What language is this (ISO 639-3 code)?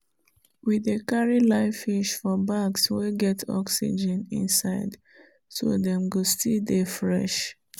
pcm